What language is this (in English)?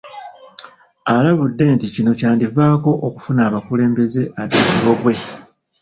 Ganda